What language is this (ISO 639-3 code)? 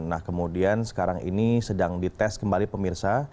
ind